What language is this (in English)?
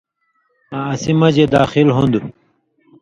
Indus Kohistani